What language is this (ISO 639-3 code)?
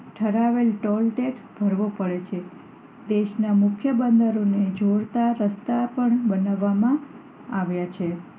guj